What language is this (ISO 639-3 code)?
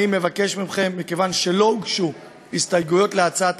heb